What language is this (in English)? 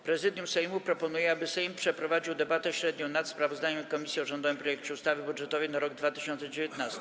Polish